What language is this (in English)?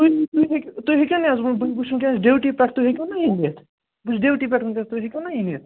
Kashmiri